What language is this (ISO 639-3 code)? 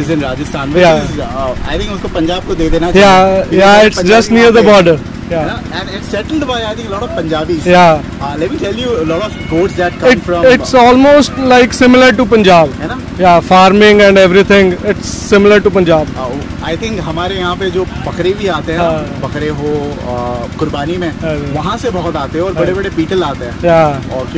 hin